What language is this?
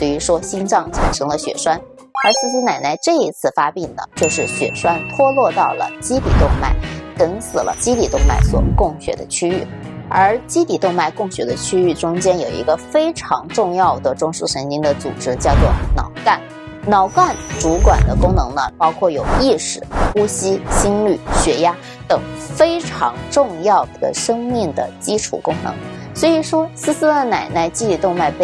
Chinese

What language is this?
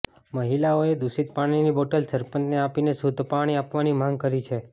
Gujarati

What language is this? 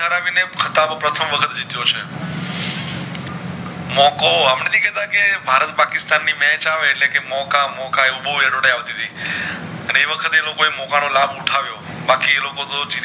Gujarati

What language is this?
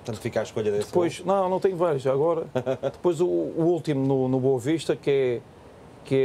Portuguese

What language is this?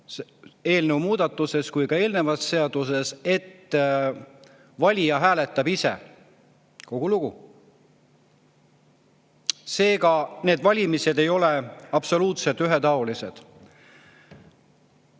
Estonian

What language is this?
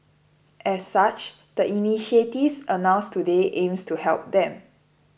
English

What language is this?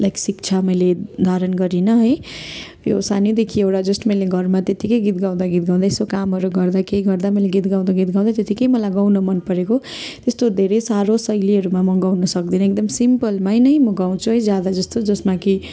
Nepali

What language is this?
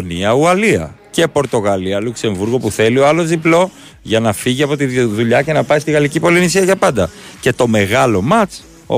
Greek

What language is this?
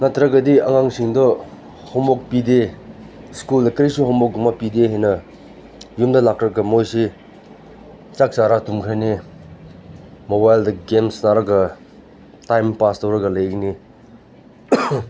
Manipuri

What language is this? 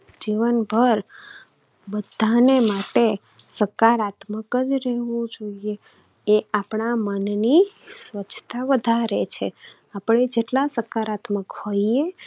Gujarati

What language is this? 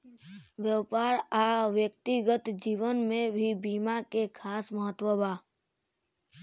Bhojpuri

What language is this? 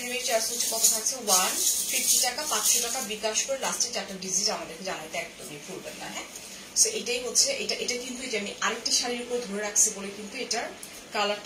Bangla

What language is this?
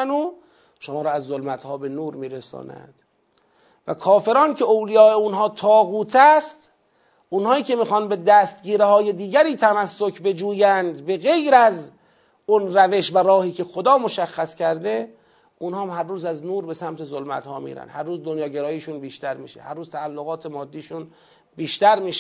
Persian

